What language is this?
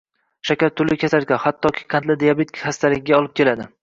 Uzbek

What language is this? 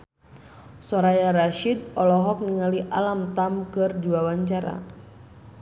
Sundanese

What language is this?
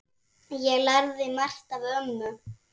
Icelandic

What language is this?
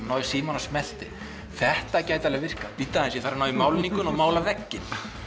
Icelandic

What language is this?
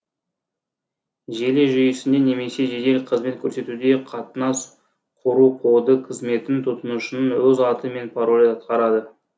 Kazakh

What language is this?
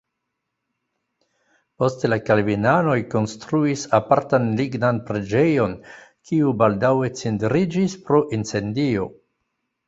Esperanto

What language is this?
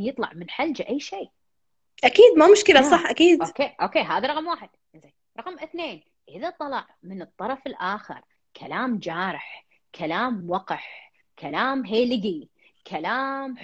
Arabic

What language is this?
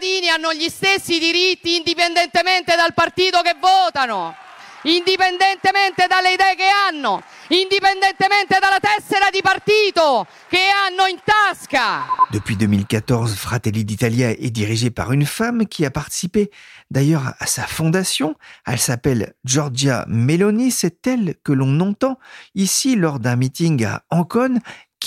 French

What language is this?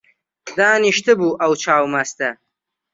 Central Kurdish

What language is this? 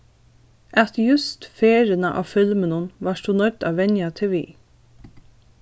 Faroese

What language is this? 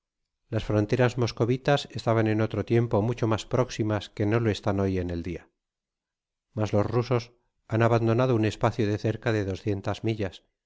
Spanish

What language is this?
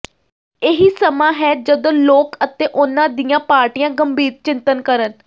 Punjabi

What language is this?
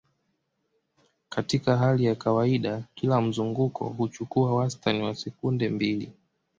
Swahili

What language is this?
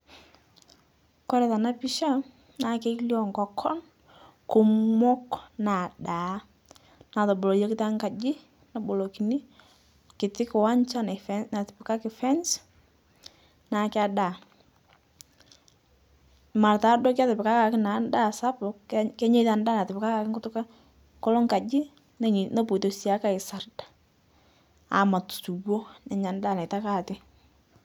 Masai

